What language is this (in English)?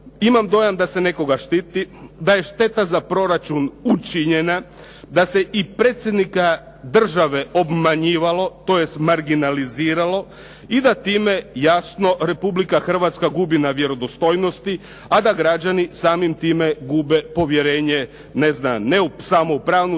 Croatian